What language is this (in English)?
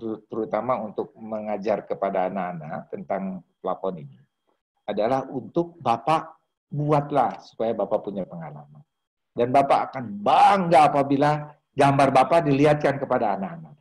Indonesian